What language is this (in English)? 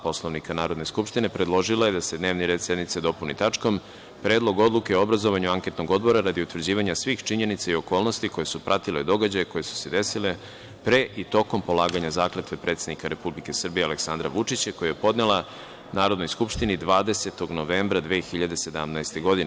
Serbian